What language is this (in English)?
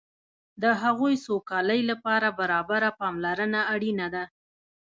Pashto